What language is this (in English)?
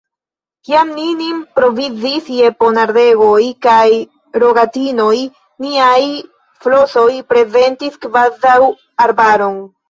Esperanto